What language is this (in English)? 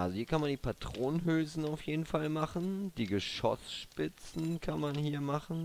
German